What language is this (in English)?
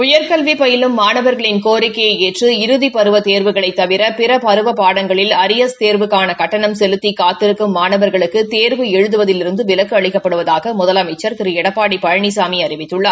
Tamil